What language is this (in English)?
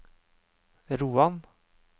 Norwegian